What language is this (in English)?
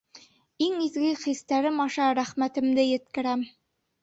Bashkir